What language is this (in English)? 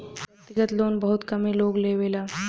Bhojpuri